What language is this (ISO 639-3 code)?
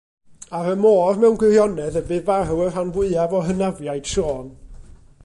cym